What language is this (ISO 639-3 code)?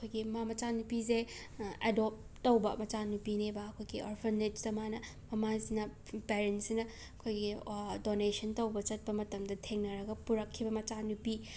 mni